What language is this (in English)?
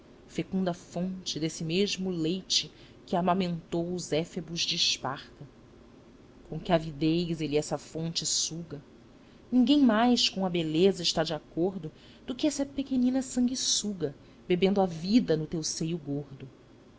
Portuguese